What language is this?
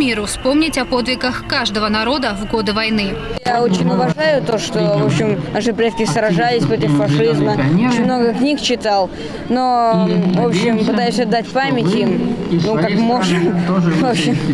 Russian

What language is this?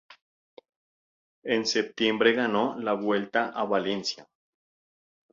Spanish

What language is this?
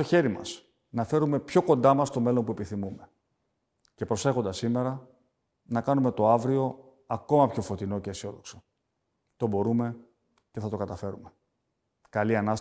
Greek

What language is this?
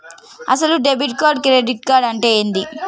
Telugu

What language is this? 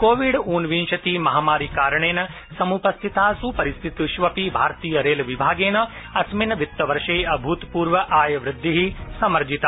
Sanskrit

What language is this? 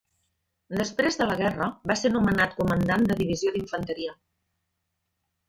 Catalan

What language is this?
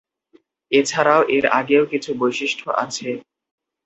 Bangla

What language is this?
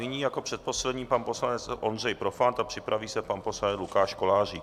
Czech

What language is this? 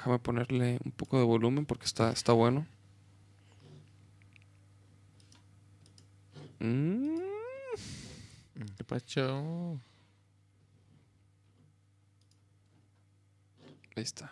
Spanish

